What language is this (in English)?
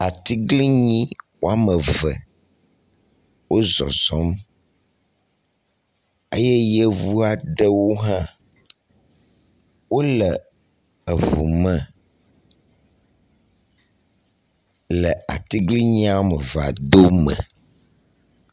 Ewe